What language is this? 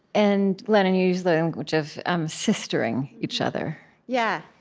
English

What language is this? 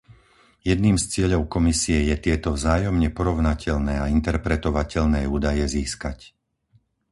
Slovak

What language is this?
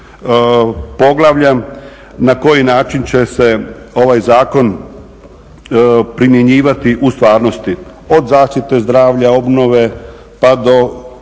Croatian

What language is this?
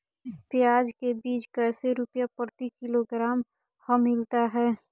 Magahi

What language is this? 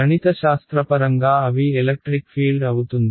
Telugu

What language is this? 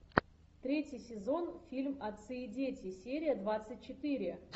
Russian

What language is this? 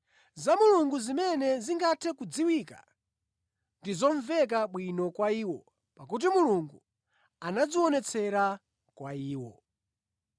Nyanja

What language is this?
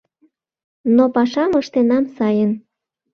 Mari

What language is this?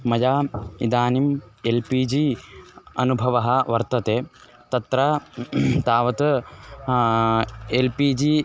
Sanskrit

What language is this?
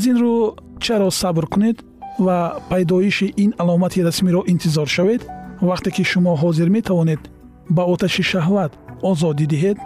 Persian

